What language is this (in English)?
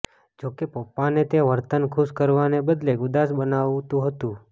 Gujarati